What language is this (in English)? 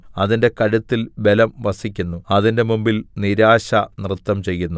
Malayalam